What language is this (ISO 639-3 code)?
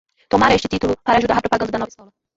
por